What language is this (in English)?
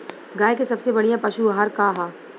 Bhojpuri